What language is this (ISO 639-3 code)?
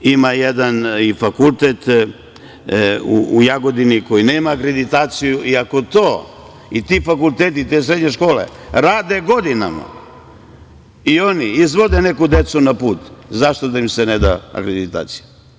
srp